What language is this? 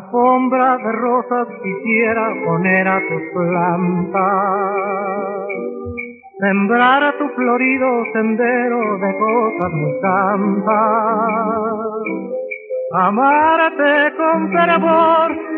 Arabic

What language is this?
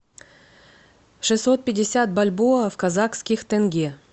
Russian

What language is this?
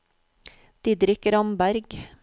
Norwegian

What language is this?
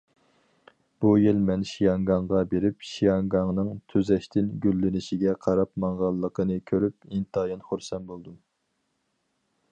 Uyghur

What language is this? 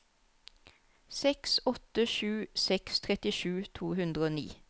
Norwegian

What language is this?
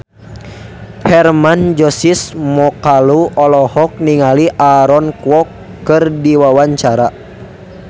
Sundanese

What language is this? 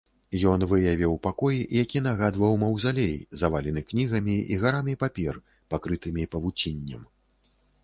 Belarusian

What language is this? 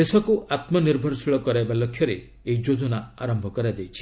Odia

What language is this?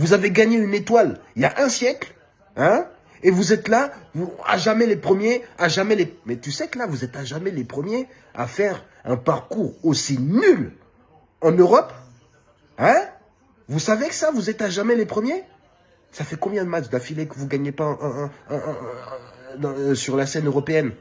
French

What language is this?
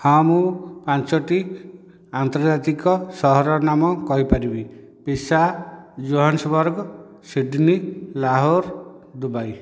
Odia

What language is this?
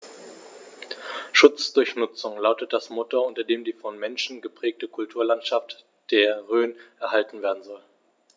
German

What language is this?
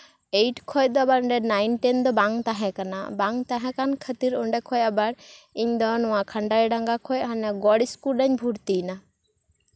Santali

